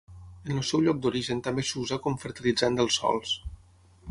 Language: Catalan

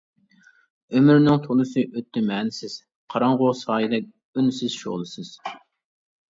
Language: Uyghur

